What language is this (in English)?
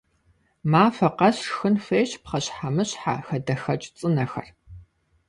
Kabardian